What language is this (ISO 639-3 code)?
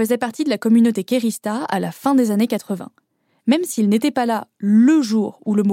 fra